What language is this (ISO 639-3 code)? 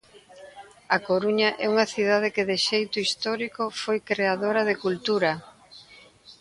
glg